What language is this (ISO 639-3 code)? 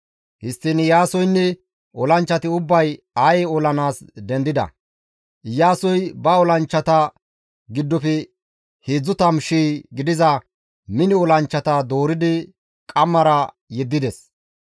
gmv